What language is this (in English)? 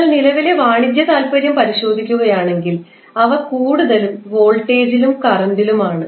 Malayalam